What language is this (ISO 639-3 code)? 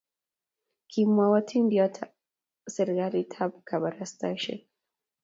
kln